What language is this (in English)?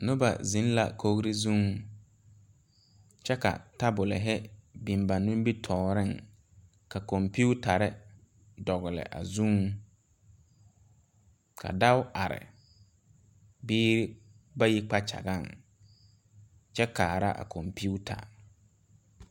Southern Dagaare